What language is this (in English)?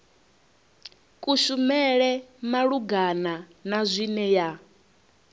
Venda